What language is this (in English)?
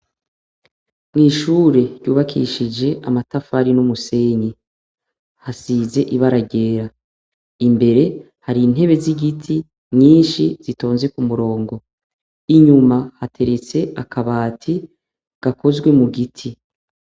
Rundi